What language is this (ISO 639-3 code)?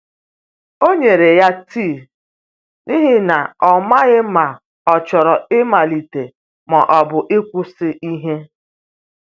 ibo